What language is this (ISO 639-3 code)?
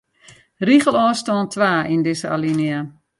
fry